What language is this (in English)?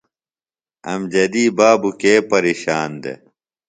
Phalura